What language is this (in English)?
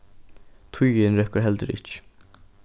Faroese